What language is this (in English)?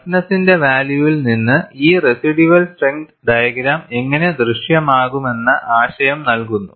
Malayalam